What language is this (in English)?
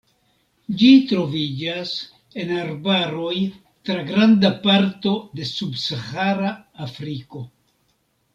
Esperanto